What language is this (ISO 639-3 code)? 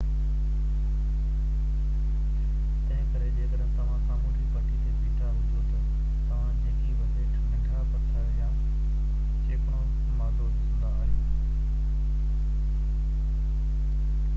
snd